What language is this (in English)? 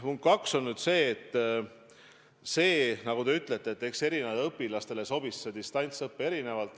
Estonian